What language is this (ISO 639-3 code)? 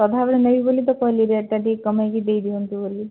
ori